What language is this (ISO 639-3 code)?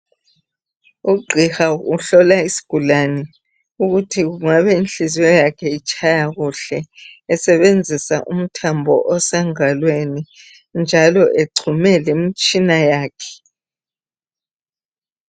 nde